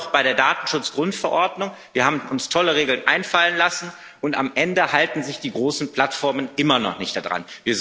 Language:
German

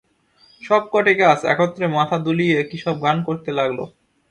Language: Bangla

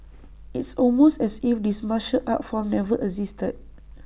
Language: English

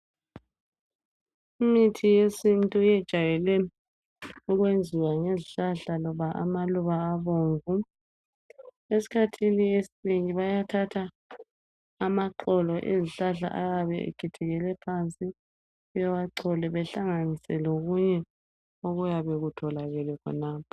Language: North Ndebele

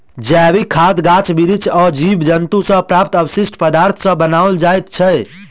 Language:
Maithili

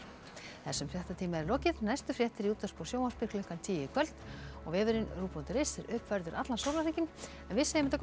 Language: Icelandic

